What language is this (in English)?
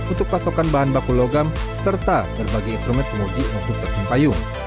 Indonesian